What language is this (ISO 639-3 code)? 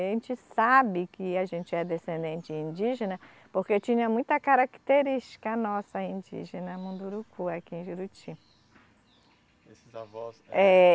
por